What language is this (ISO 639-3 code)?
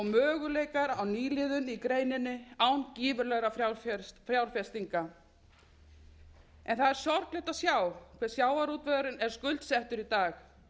isl